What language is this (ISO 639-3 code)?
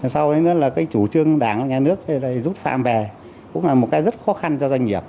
vie